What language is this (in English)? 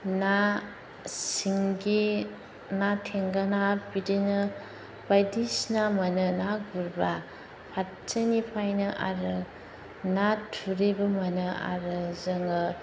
Bodo